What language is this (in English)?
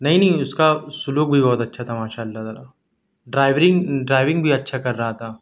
Urdu